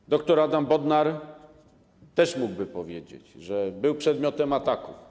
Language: Polish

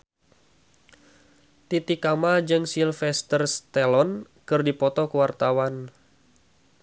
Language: Sundanese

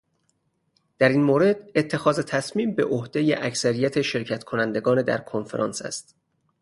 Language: Persian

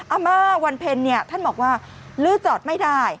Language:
Thai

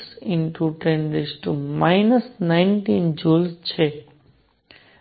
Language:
Gujarati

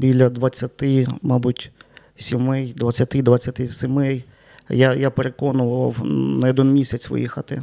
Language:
Ukrainian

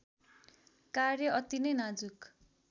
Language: Nepali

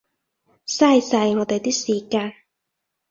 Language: Cantonese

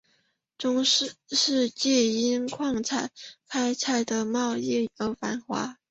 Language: Chinese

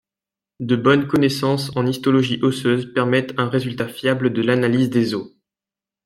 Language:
French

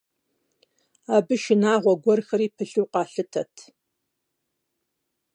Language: Kabardian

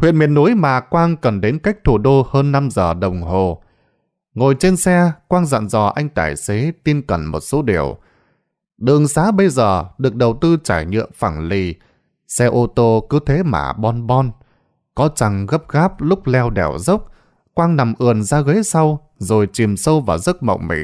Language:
Vietnamese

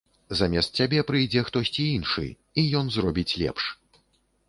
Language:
Belarusian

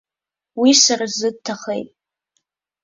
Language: Abkhazian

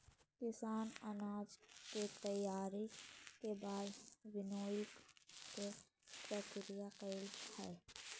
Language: Magahi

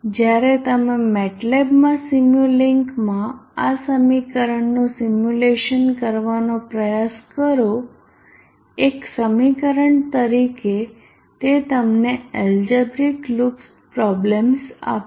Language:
Gujarati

